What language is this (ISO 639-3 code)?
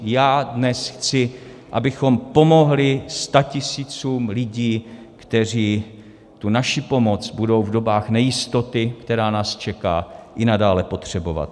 ces